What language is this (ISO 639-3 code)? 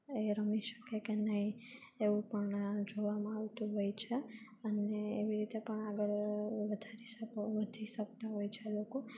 guj